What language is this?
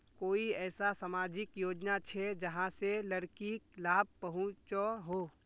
Magahi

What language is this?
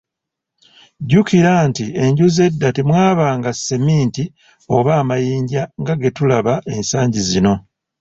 Ganda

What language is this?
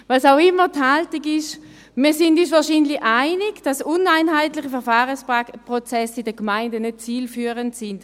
Swiss German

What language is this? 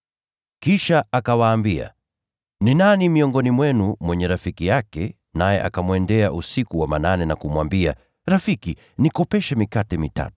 Swahili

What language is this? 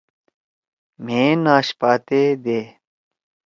Torwali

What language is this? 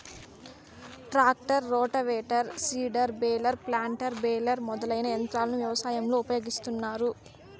Telugu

